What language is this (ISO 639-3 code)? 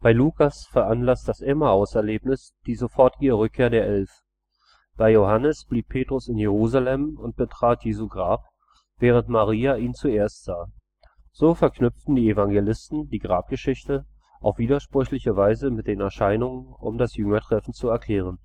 deu